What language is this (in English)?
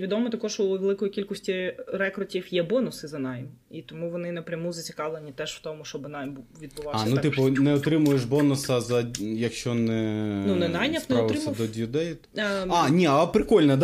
Ukrainian